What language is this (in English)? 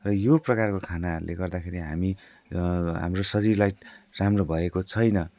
Nepali